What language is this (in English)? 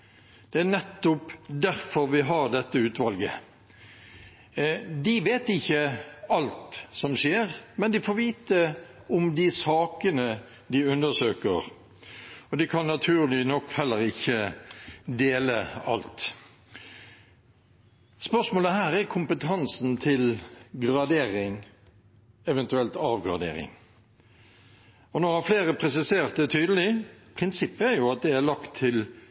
Norwegian Bokmål